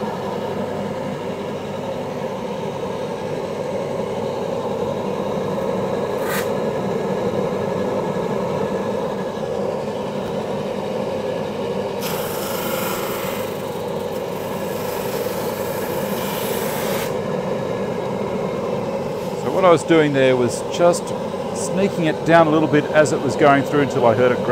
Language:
English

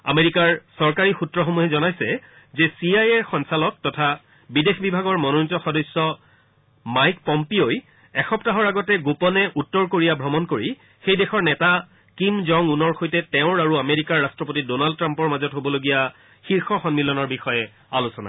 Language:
Assamese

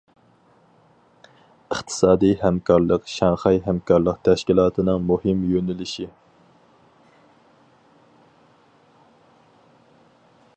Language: Uyghur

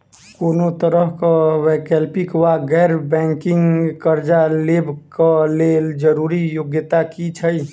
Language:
Maithili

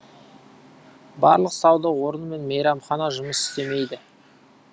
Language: Kazakh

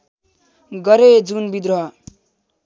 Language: Nepali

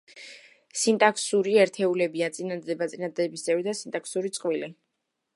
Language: Georgian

